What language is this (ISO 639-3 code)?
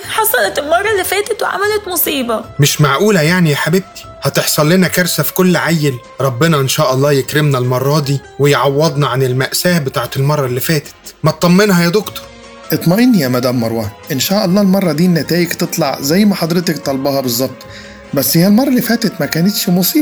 ara